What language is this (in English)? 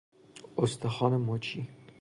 Persian